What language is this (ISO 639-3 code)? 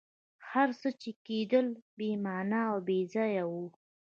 pus